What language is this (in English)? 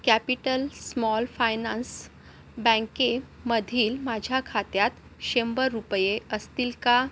Marathi